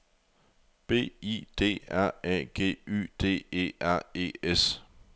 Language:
Danish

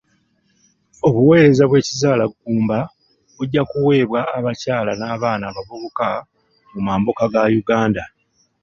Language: Ganda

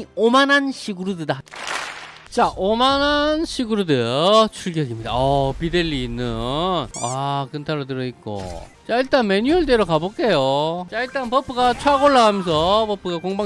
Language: Korean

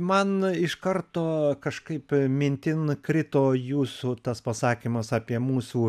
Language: Lithuanian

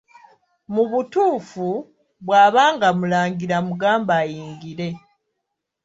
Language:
Ganda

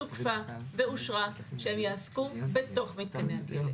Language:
Hebrew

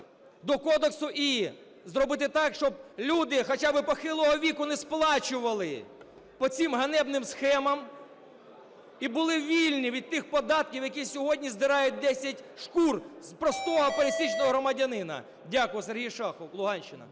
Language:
Ukrainian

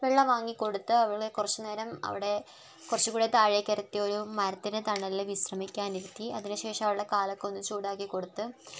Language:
Malayalam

